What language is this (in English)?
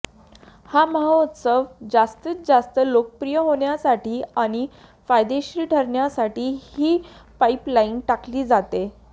Marathi